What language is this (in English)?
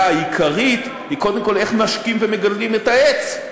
Hebrew